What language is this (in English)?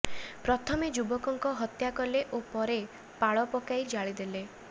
Odia